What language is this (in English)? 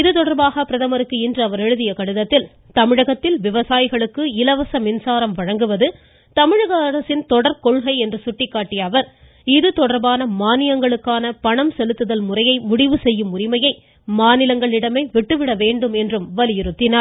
Tamil